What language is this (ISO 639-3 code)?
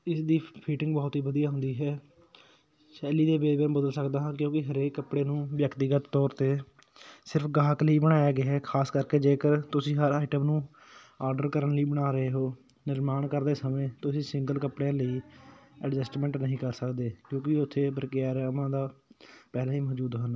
pan